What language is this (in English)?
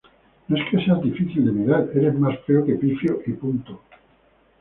Spanish